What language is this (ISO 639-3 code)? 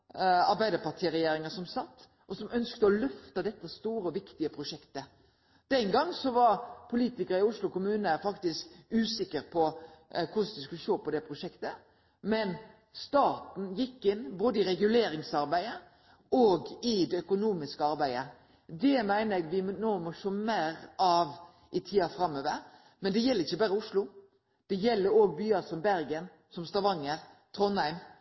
nno